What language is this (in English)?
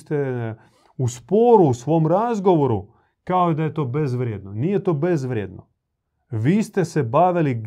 Croatian